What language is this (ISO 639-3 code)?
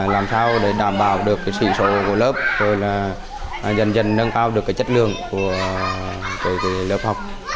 vie